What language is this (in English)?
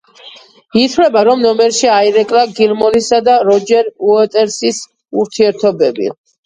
Georgian